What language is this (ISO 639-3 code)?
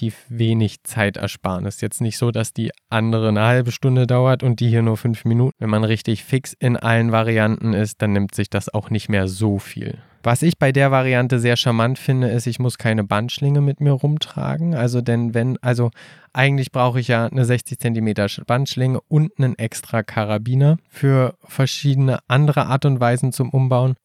deu